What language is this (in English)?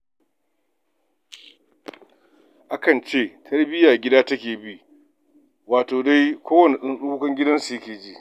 Hausa